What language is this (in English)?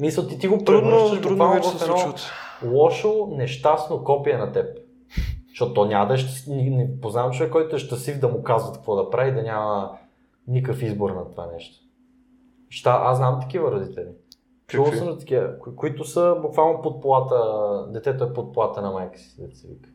Bulgarian